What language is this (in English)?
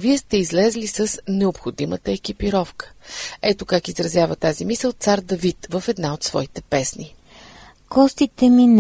Bulgarian